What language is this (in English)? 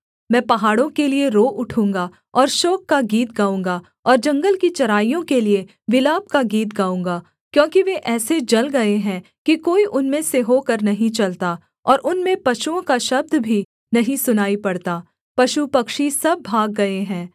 Hindi